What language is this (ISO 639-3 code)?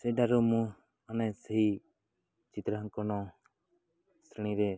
ori